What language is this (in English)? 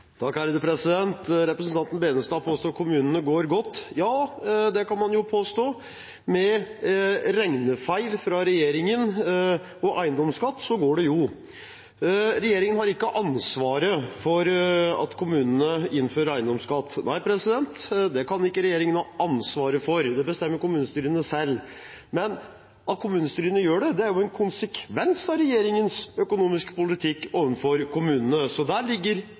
Norwegian